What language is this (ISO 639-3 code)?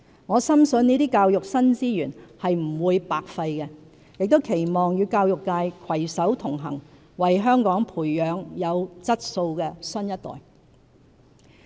yue